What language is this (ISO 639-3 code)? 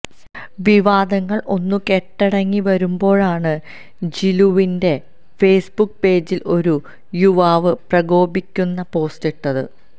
mal